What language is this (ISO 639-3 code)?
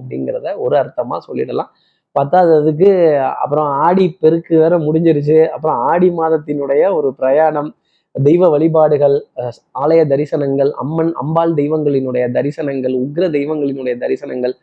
tam